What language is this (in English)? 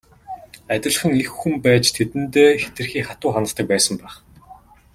Mongolian